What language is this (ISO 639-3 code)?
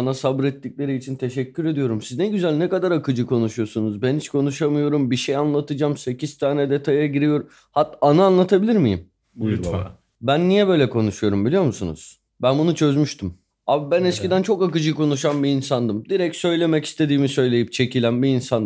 tur